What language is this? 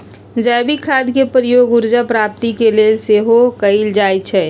Magahi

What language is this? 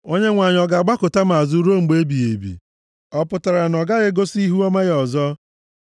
Igbo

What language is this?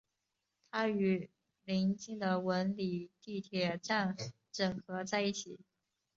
Chinese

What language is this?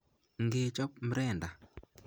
Kalenjin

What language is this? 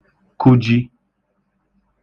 Igbo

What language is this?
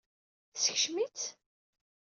Kabyle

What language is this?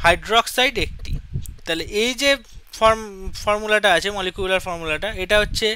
Bangla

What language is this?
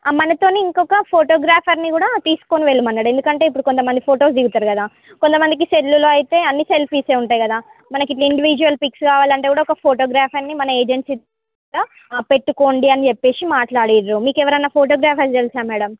Telugu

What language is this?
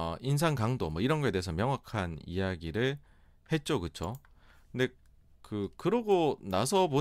Korean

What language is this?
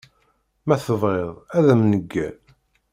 Kabyle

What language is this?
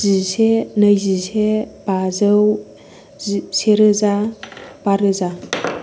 Bodo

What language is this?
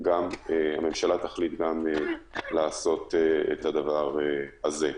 Hebrew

